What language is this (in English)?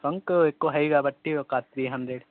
Telugu